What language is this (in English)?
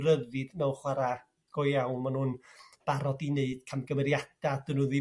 Welsh